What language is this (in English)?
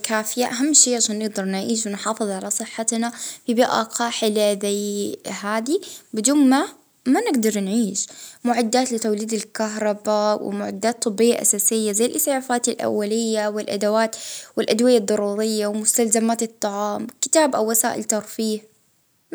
Libyan Arabic